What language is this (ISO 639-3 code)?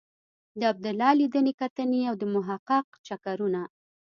pus